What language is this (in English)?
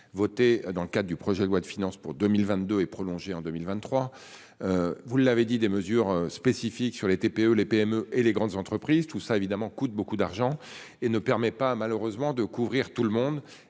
French